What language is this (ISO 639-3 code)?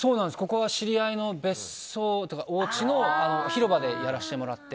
jpn